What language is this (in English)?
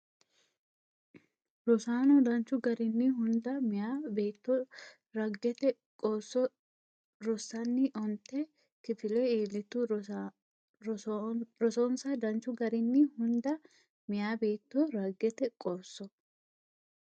Sidamo